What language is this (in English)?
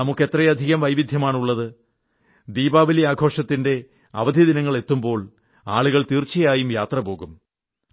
Malayalam